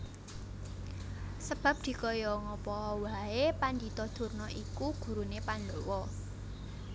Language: Javanese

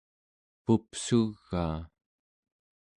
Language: Central Yupik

